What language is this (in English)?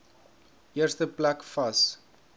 Afrikaans